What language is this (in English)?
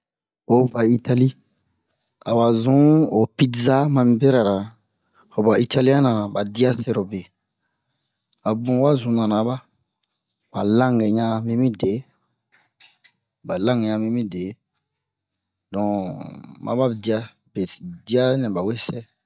Bomu